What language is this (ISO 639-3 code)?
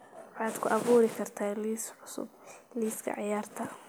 som